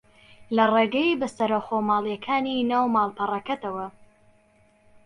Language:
Central Kurdish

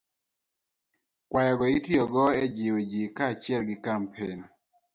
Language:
Luo (Kenya and Tanzania)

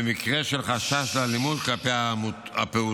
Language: Hebrew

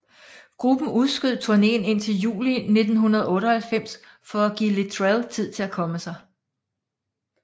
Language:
Danish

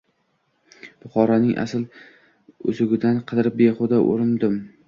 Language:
Uzbek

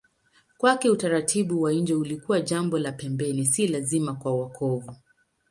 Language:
Swahili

